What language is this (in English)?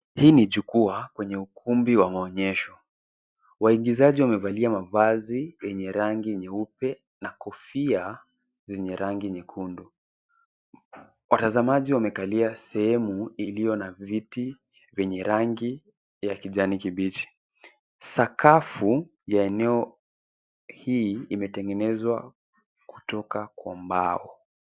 Swahili